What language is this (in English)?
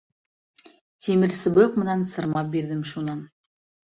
Bashkir